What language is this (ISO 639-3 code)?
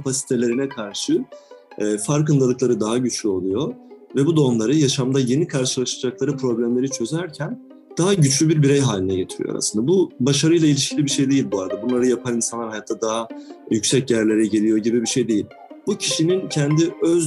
tur